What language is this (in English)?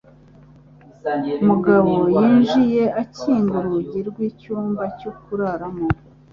Kinyarwanda